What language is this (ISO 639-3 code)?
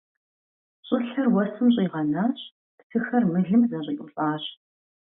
kbd